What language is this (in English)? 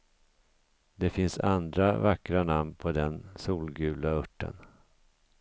Swedish